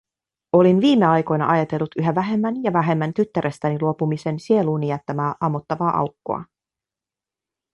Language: Finnish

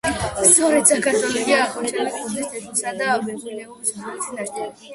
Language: Georgian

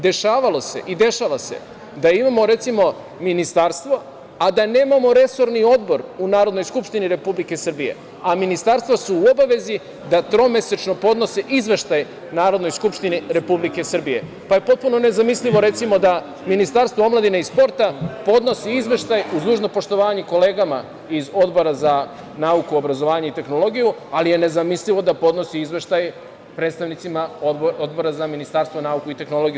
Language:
Serbian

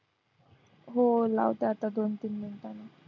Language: Marathi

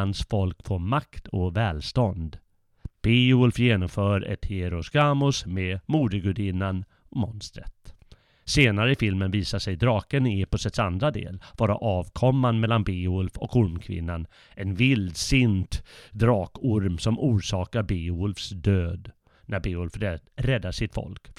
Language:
Swedish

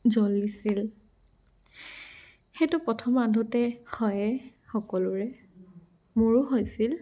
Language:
Assamese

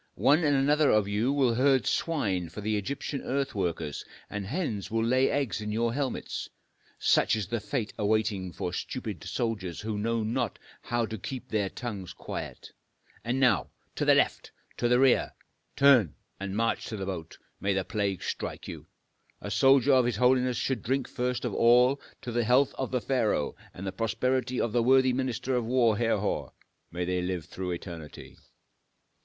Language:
English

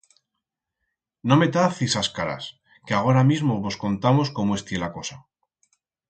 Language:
Aragonese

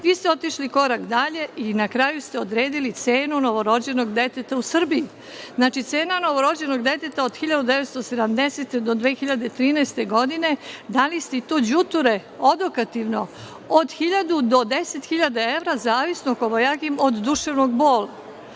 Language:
Serbian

